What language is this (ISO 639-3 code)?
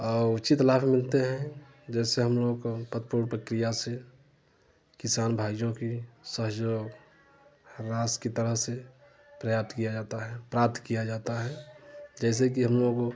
hin